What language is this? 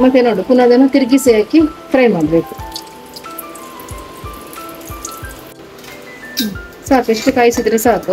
Romanian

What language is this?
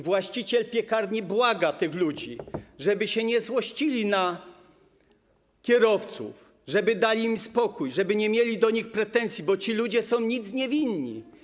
Polish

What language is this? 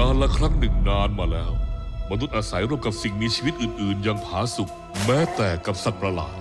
Thai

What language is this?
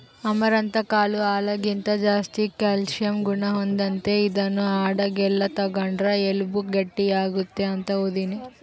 Kannada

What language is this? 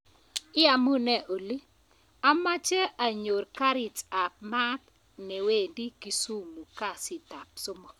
Kalenjin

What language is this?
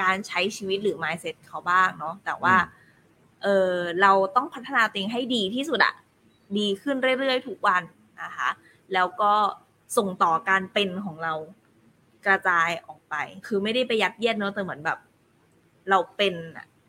Thai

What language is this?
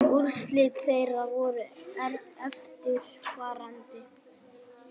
Icelandic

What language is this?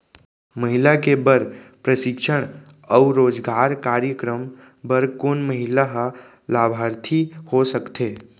Chhattisgarhi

